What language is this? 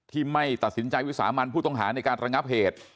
Thai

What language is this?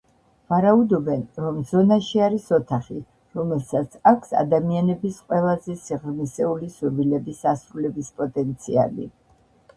Georgian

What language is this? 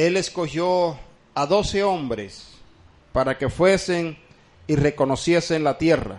Spanish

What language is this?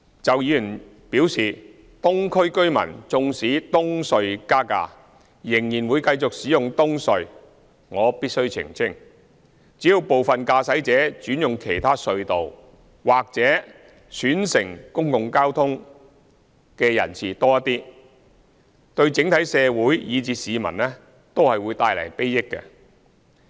Cantonese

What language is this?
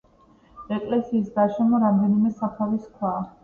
Georgian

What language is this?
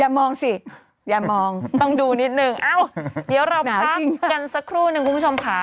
Thai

